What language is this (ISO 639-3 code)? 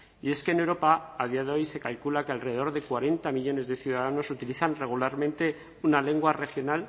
spa